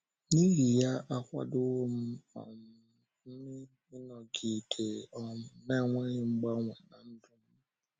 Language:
Igbo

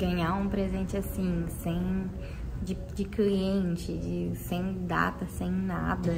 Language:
Portuguese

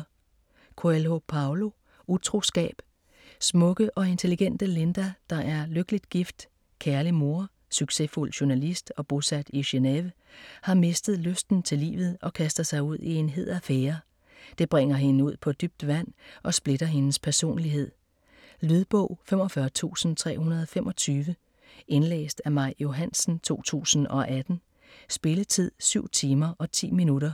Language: Danish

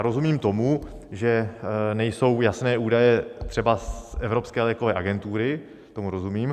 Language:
Czech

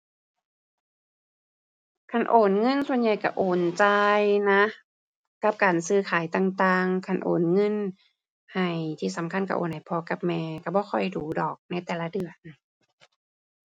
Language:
Thai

